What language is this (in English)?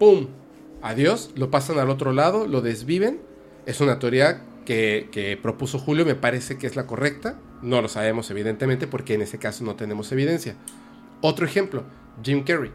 Spanish